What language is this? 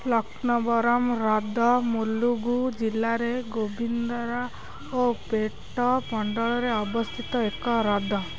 Odia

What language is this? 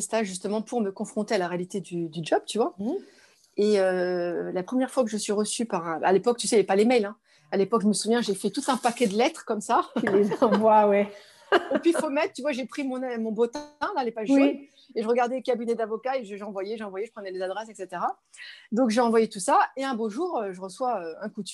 French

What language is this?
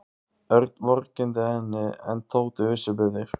Icelandic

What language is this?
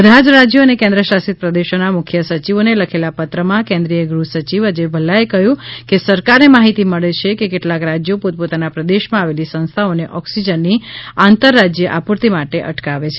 Gujarati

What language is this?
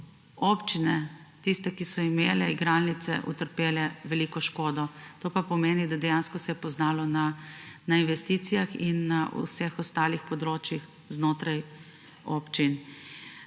Slovenian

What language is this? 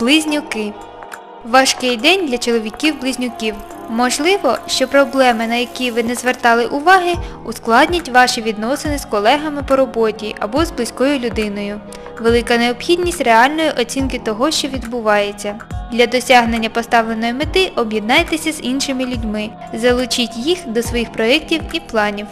Ukrainian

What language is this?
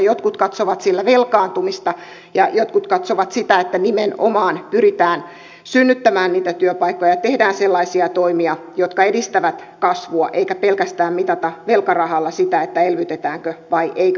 Finnish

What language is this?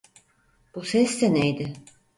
Turkish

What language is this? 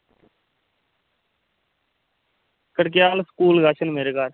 Dogri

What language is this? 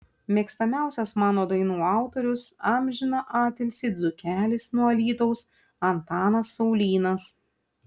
Lithuanian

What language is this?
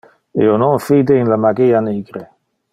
Interlingua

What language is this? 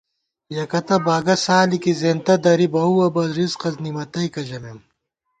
Gawar-Bati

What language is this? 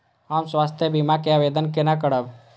Maithili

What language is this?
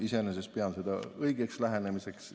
Estonian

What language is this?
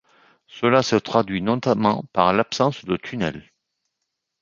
French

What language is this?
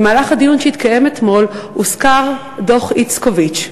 Hebrew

